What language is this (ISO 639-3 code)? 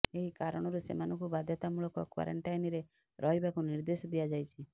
ori